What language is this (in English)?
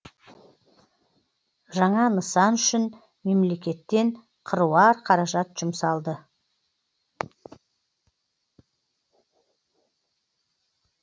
Kazakh